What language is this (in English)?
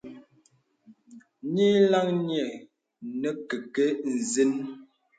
Bebele